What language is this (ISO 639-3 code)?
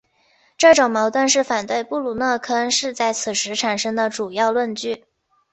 zho